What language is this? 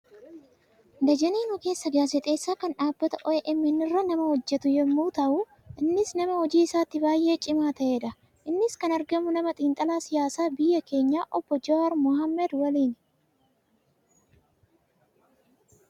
Oromo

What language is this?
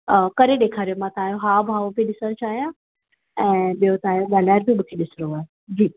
Sindhi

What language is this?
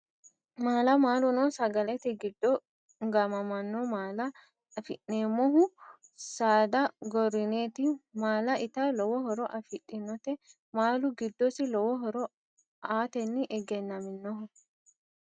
Sidamo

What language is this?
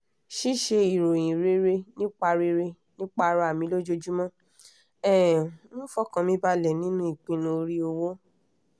Yoruba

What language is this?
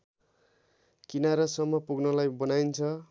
Nepali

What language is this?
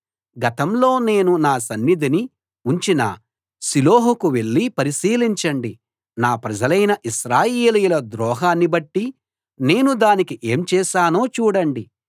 Telugu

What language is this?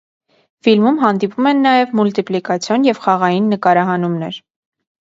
Armenian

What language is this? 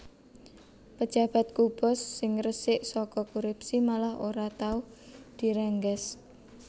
Javanese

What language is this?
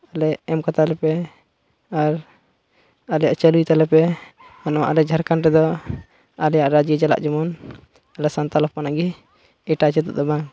Santali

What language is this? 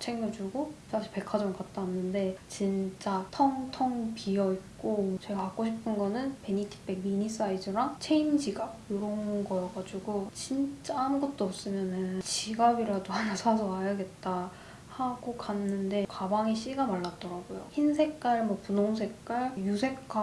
Korean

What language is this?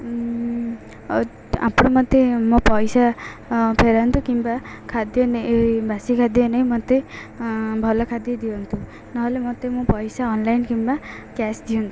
Odia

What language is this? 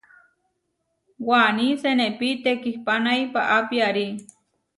Huarijio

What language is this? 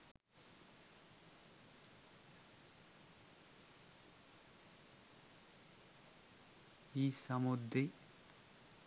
Sinhala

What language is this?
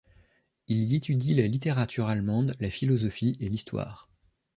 French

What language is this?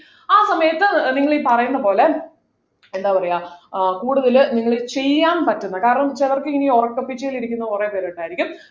Malayalam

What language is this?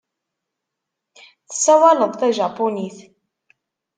Kabyle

